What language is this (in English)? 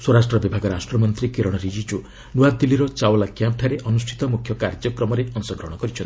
Odia